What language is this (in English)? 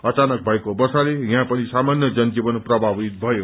Nepali